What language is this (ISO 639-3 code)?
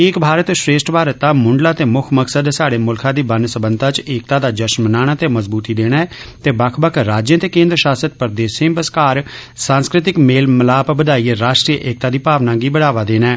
doi